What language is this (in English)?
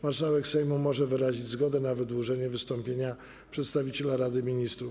Polish